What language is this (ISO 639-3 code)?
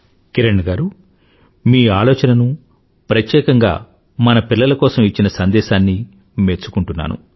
tel